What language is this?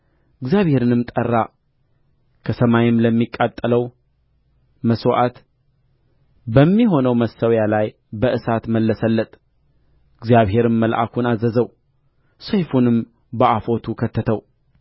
Amharic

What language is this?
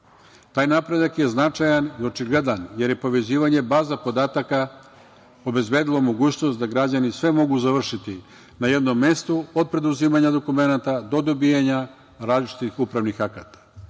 Serbian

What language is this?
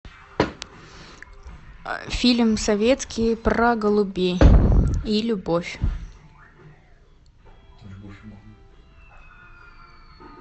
Russian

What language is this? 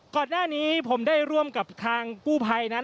Thai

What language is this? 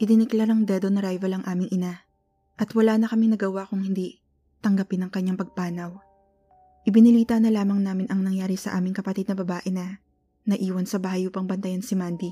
Filipino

